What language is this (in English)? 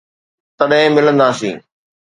Sindhi